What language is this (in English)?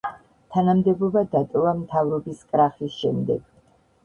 Georgian